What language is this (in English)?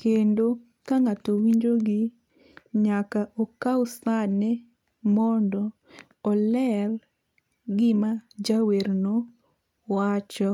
Luo (Kenya and Tanzania)